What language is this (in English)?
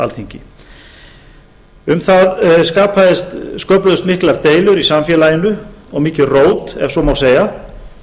Icelandic